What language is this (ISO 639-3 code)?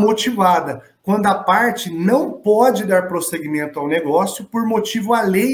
por